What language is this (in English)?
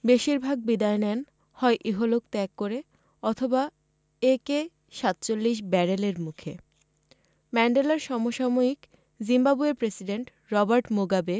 Bangla